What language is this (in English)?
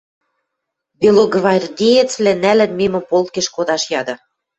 Western Mari